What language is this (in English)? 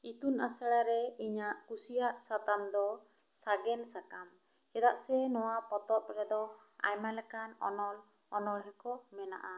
Santali